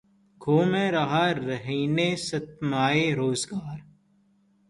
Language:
Urdu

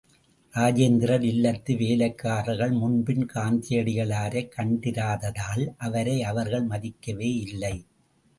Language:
Tamil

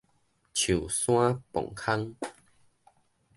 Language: Min Nan Chinese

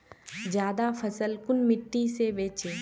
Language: Magahi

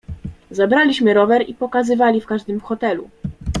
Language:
Polish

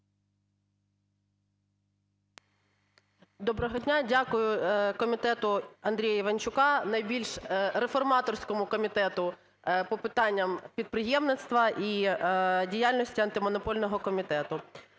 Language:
Ukrainian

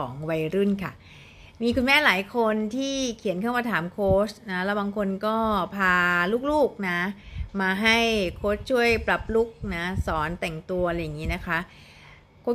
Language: Thai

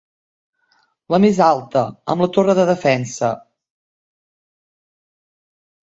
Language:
Catalan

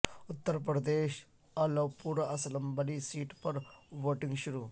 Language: Urdu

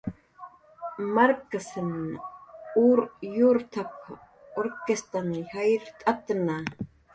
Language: Jaqaru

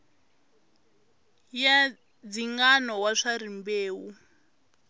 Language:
Tsonga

